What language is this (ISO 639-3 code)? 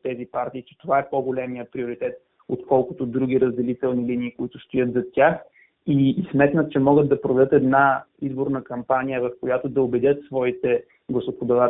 bul